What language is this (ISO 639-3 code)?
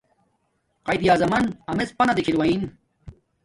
dmk